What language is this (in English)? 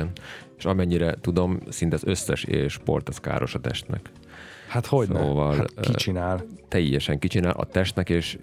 Hungarian